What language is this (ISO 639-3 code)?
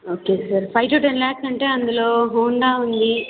tel